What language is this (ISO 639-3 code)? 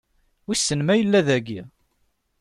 kab